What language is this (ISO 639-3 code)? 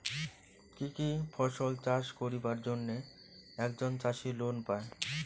ben